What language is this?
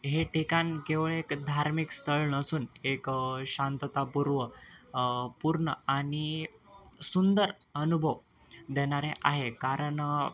Marathi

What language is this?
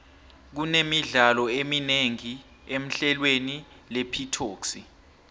South Ndebele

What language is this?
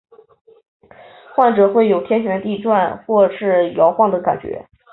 Chinese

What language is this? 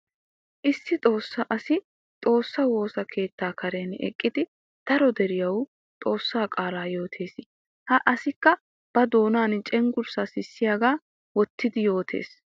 Wolaytta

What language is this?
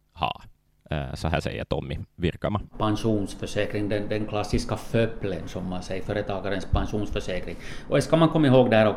Swedish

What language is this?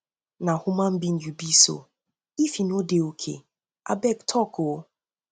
Nigerian Pidgin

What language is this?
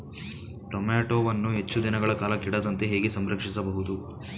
Kannada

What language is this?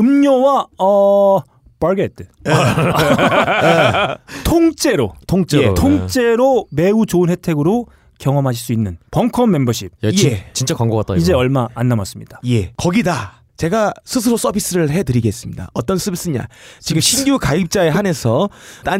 Korean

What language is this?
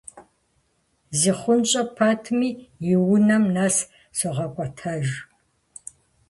Kabardian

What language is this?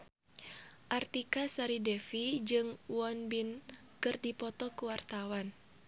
Sundanese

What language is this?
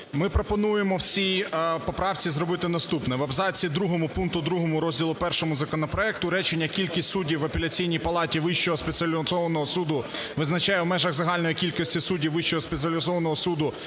Ukrainian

